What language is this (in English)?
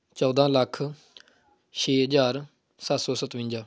Punjabi